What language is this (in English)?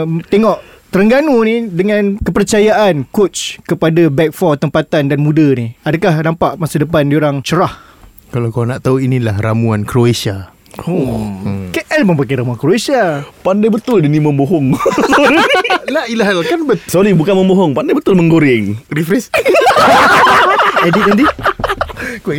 Malay